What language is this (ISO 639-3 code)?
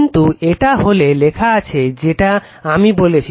ben